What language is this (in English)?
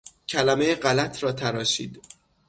Persian